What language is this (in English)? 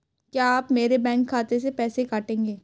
Hindi